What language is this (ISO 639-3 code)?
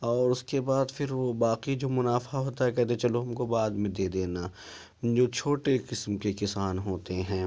urd